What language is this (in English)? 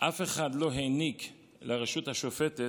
Hebrew